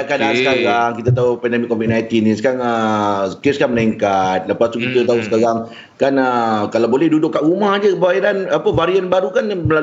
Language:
Malay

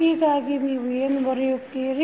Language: Kannada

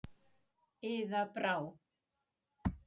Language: Icelandic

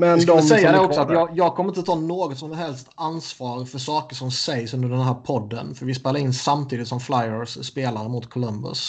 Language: Swedish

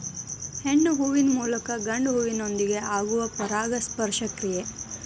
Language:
Kannada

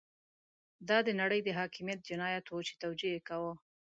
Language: Pashto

